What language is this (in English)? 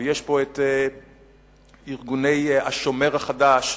Hebrew